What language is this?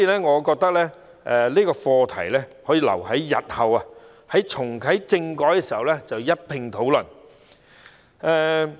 Cantonese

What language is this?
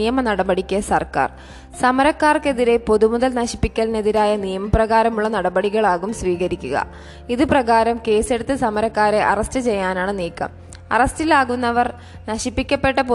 Malayalam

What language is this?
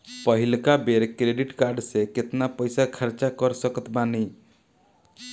Bhojpuri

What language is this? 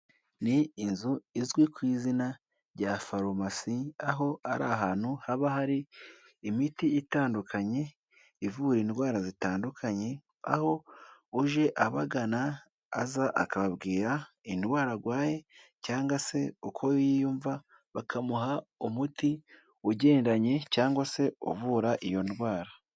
Kinyarwanda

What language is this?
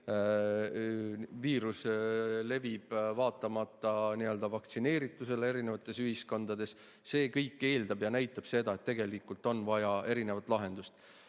Estonian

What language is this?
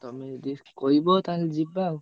Odia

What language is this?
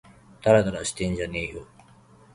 Japanese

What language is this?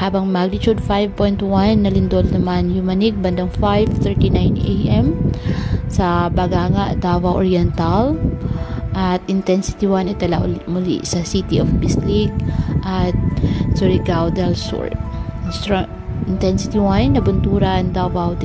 Filipino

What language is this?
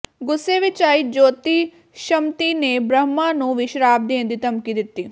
Punjabi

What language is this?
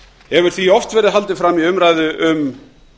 Icelandic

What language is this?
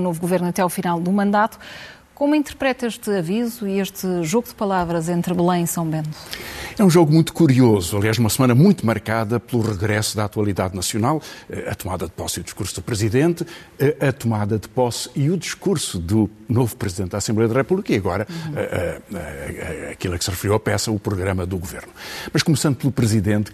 Portuguese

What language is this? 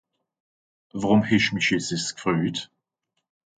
Swiss German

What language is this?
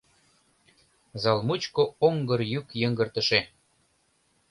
Mari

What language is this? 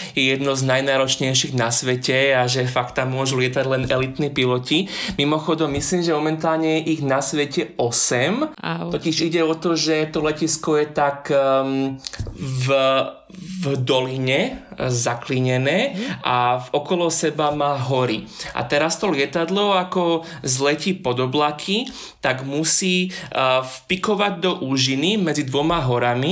Slovak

